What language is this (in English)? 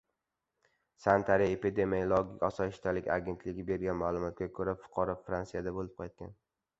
Uzbek